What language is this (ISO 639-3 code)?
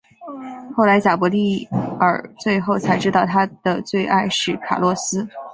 zho